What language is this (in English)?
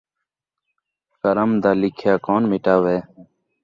Saraiki